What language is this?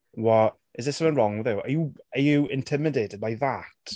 English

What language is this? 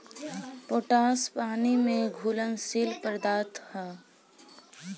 Bhojpuri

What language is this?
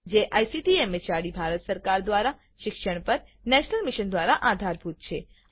Gujarati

